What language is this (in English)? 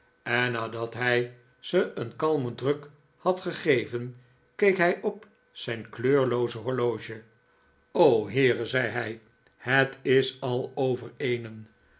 Dutch